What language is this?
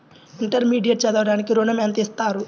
Telugu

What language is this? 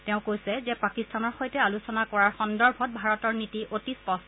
Assamese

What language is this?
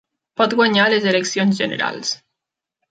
Catalan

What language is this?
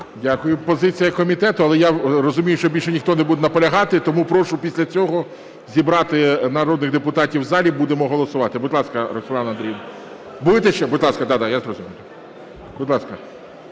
Ukrainian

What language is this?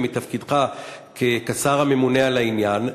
Hebrew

